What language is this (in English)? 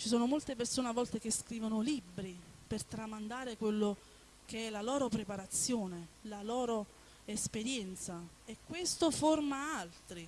Italian